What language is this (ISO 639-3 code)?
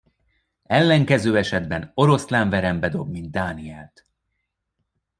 hun